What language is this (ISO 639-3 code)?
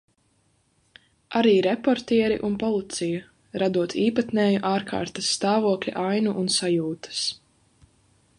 lav